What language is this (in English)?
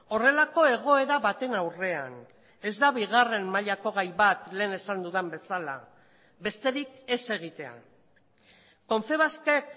Basque